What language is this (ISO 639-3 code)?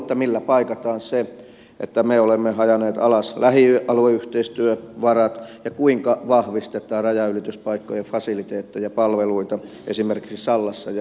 fin